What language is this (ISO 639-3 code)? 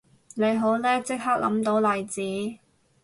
yue